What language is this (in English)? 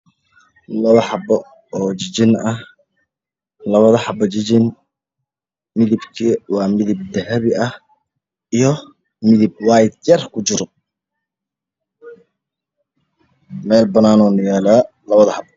Somali